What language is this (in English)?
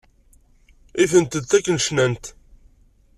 Kabyle